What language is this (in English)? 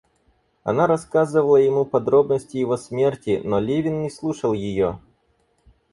Russian